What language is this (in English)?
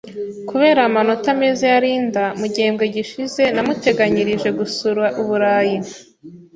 Kinyarwanda